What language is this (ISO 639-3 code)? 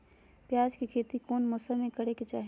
mag